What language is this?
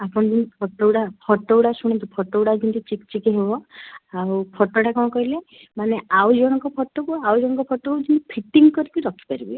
Odia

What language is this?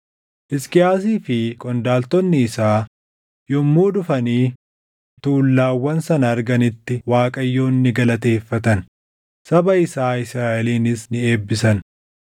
Oromo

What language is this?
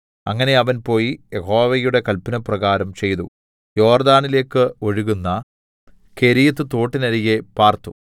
Malayalam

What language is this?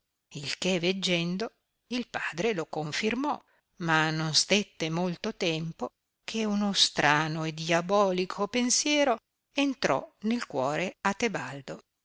Italian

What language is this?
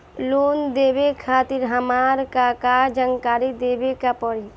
Bhojpuri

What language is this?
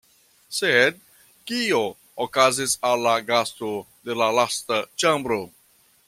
Esperanto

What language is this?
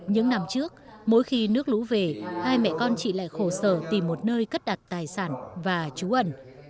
Vietnamese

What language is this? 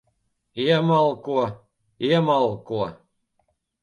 Latvian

